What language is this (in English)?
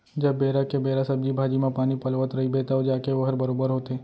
Chhattisgarhi